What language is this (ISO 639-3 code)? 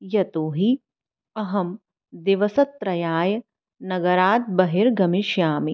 san